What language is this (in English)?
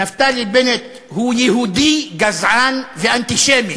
Hebrew